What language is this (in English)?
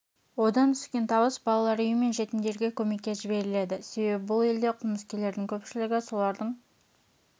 Kazakh